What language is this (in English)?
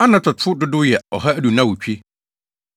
Akan